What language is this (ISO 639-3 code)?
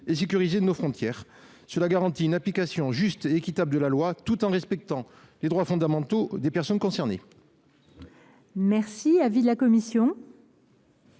fra